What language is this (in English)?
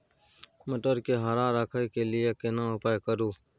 Maithili